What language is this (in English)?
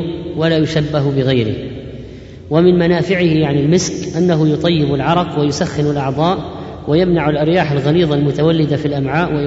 Arabic